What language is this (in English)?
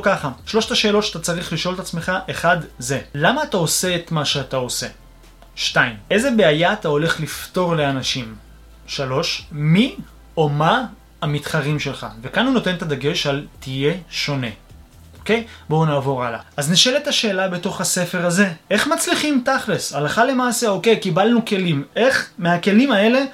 Hebrew